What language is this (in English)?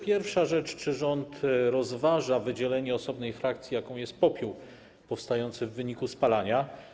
Polish